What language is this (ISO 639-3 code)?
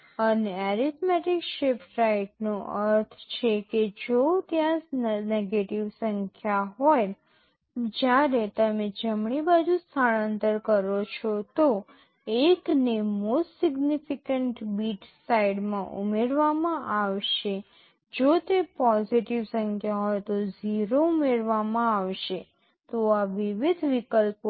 guj